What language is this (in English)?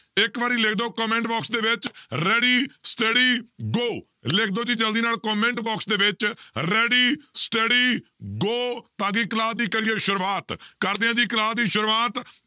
Punjabi